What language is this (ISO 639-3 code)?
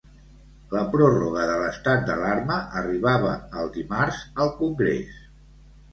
cat